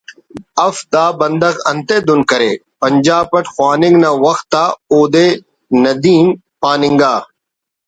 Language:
Brahui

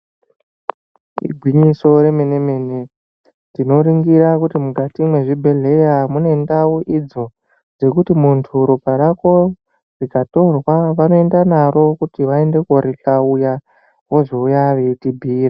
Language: Ndau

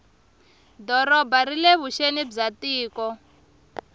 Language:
Tsonga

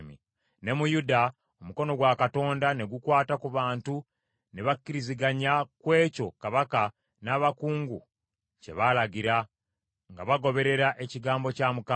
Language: Ganda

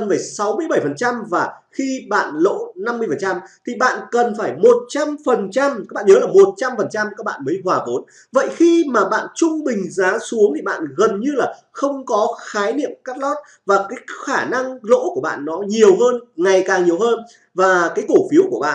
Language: Vietnamese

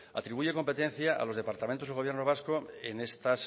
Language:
Spanish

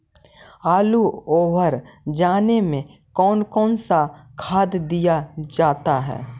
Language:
Magahi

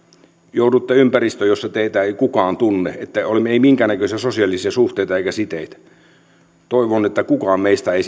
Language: Finnish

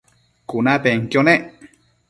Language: Matsés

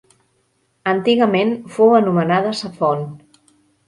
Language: Catalan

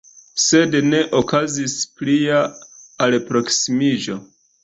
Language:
Esperanto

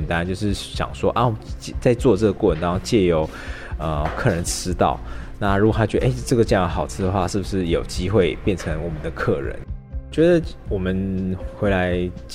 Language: Chinese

